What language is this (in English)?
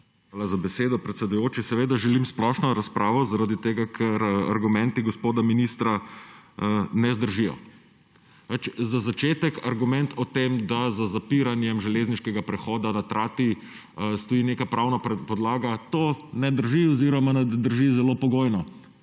Slovenian